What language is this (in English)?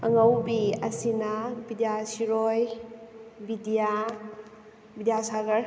Manipuri